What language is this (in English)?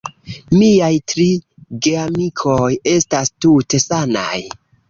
Esperanto